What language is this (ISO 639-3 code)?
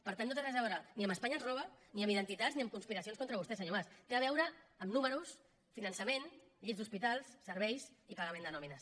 cat